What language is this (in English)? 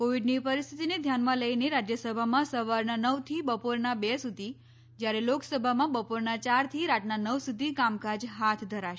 Gujarati